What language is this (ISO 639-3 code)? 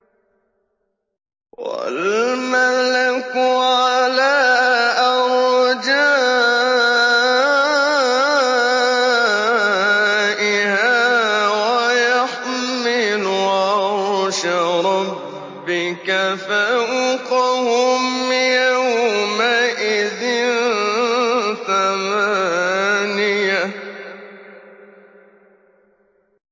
ara